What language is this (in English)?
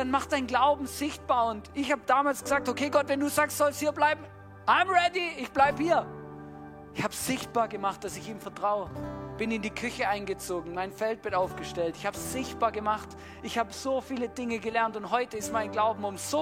German